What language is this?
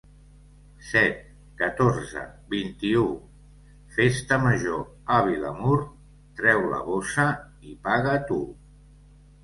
Catalan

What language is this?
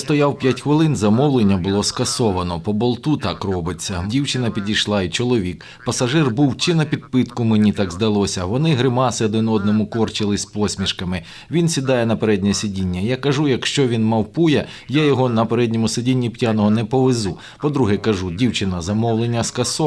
Ukrainian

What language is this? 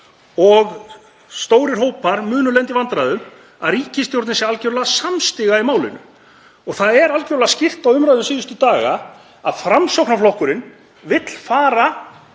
Icelandic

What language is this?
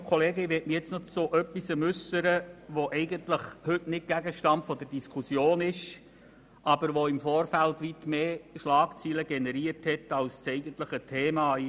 Swiss German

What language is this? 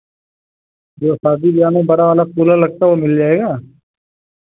Hindi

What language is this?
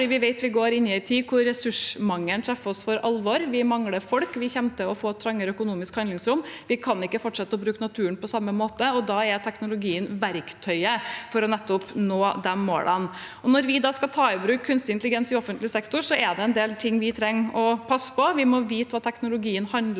Norwegian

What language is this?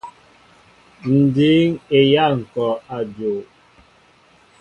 Mbo (Cameroon)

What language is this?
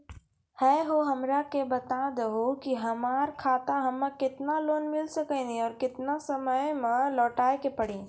Maithili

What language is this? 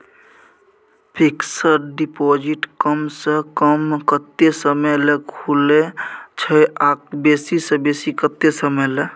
Maithili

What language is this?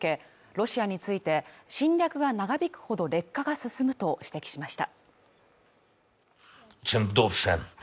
Japanese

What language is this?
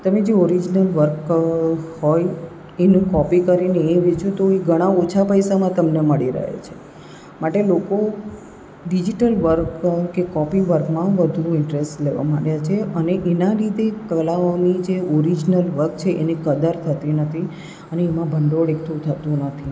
Gujarati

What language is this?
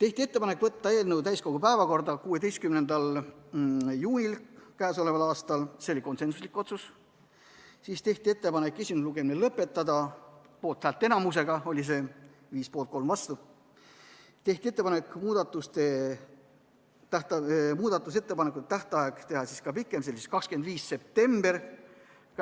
Estonian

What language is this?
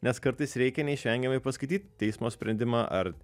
Lithuanian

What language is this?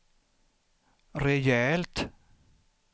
Swedish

